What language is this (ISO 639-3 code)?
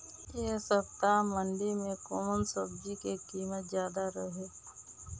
bho